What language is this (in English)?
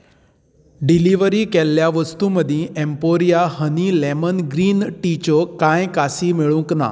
Konkani